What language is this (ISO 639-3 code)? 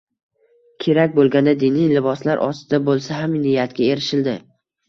uzb